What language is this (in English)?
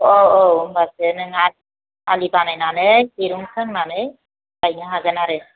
Bodo